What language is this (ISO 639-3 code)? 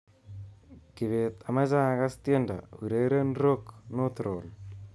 kln